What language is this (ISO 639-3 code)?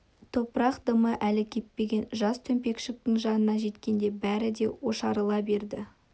kaz